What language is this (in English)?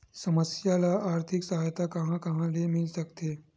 Chhattisgarhi